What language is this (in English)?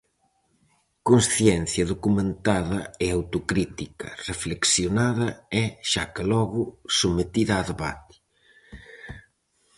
Galician